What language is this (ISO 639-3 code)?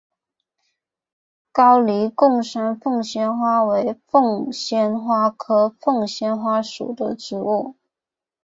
zho